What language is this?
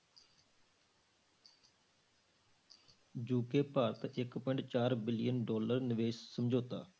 Punjabi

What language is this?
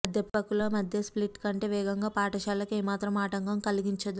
Telugu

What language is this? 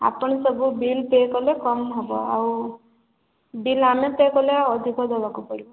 Odia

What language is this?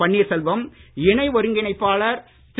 Tamil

